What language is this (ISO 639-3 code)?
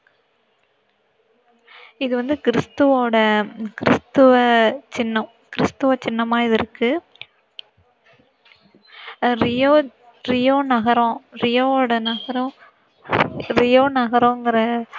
tam